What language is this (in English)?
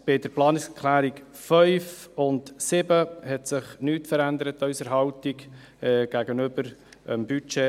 Swiss German